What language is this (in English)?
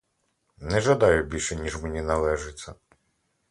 Ukrainian